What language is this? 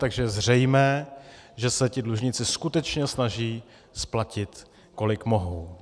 Czech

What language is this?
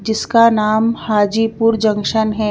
Hindi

